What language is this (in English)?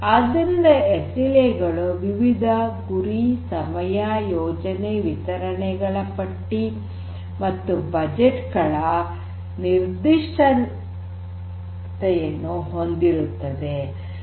Kannada